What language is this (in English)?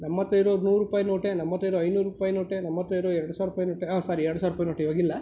Kannada